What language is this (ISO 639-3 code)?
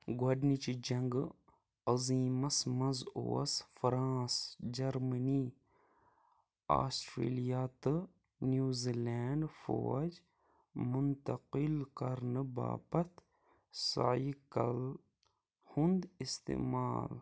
kas